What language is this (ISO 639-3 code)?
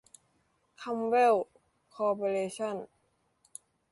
tha